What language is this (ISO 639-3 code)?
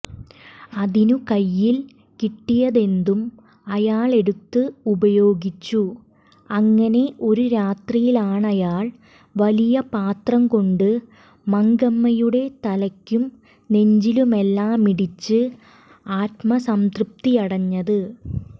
mal